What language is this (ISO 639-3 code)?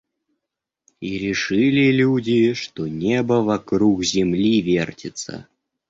rus